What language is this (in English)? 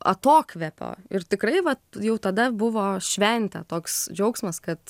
Lithuanian